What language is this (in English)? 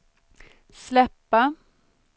Swedish